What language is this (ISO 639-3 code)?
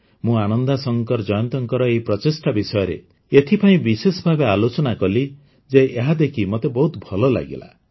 ori